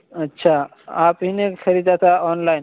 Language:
Urdu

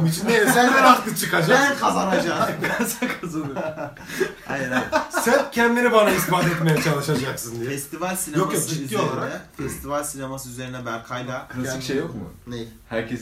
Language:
Turkish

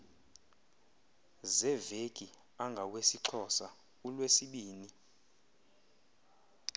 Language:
Xhosa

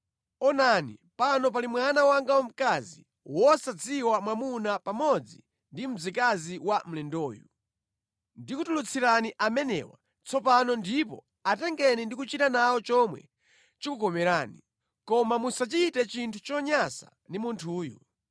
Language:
Nyanja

